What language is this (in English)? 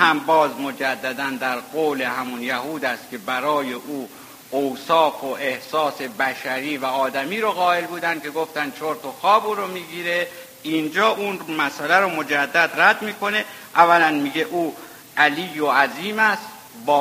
Persian